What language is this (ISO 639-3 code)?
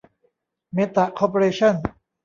tha